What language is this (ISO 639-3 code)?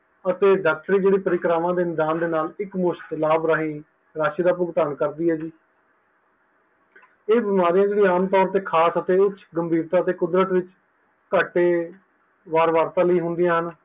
pan